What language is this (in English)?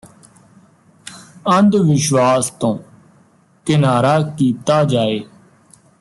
Punjabi